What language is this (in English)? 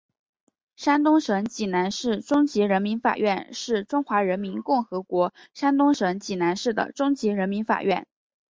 Chinese